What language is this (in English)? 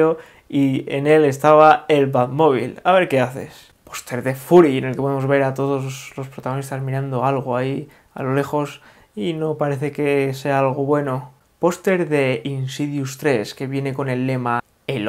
Spanish